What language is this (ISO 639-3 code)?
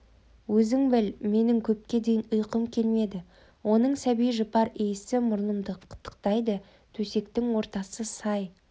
kaz